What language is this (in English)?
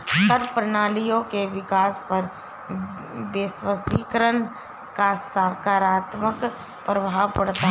Hindi